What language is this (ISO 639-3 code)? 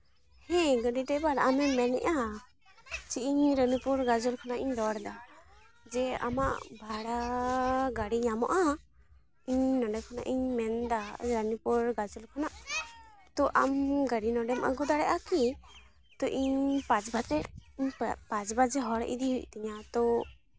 sat